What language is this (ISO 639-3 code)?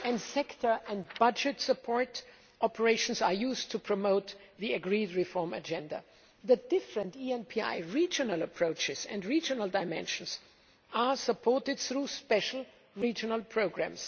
eng